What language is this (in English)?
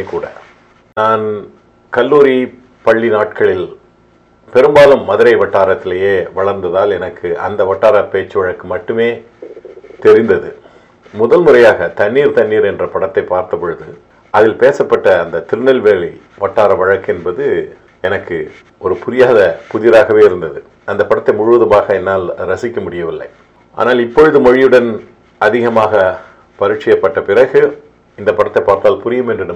Tamil